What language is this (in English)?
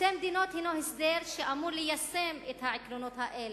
Hebrew